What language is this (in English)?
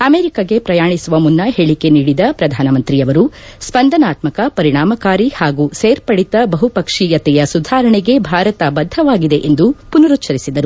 Kannada